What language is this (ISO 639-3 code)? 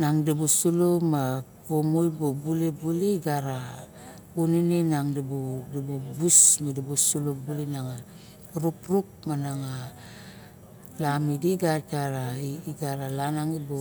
bjk